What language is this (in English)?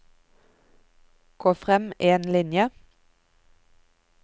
Norwegian